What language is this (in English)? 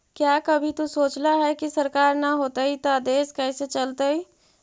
Magahi